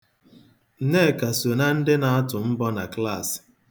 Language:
Igbo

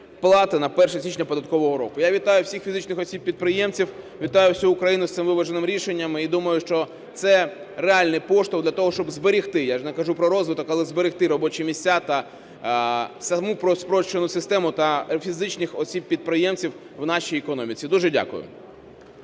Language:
Ukrainian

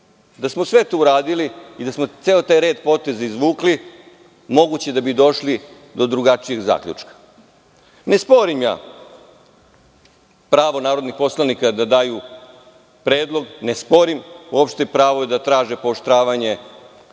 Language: Serbian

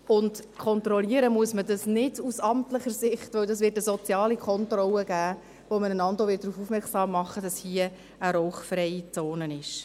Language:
Swiss German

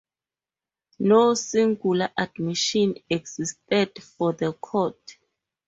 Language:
English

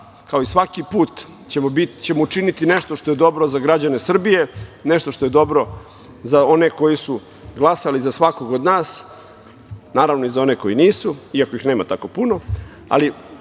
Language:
Serbian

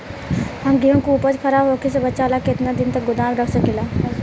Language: Bhojpuri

